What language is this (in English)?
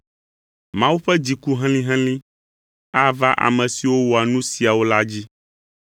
Ewe